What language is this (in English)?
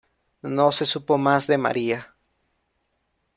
Spanish